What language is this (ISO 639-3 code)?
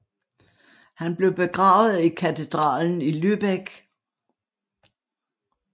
dan